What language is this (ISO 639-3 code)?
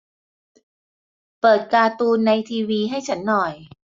tha